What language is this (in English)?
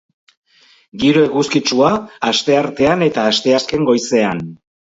Basque